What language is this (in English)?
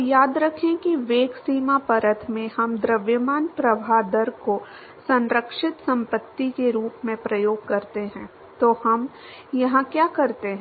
Hindi